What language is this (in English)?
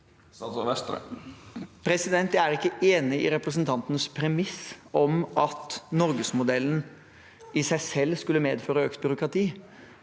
Norwegian